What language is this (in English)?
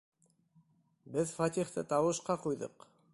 Bashkir